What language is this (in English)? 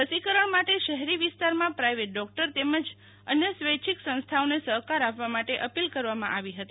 Gujarati